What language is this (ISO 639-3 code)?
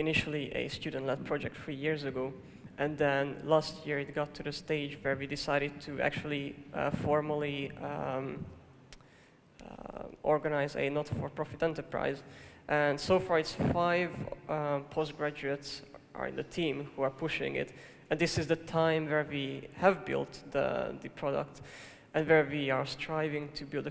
eng